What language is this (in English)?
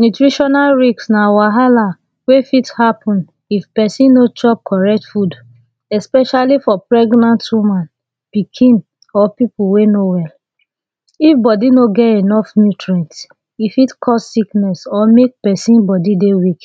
Nigerian Pidgin